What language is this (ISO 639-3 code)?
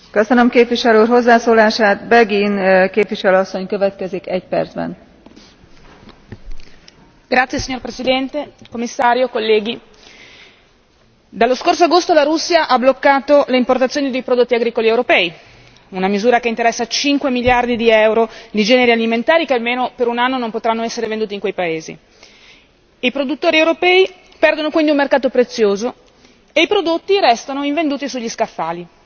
ita